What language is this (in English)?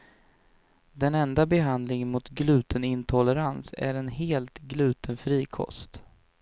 Swedish